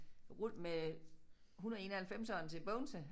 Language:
Danish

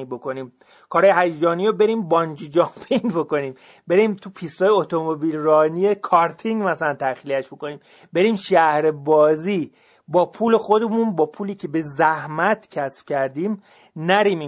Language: Persian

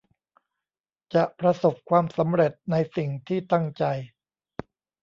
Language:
Thai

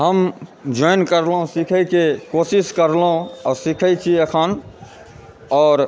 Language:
Maithili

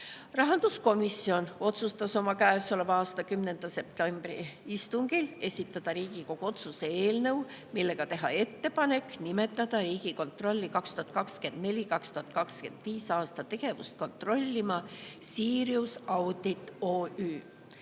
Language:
Estonian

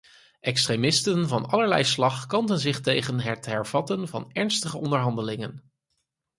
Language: Dutch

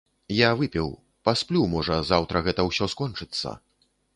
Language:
Belarusian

